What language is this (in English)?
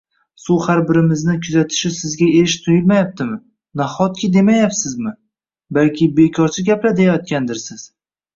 Uzbek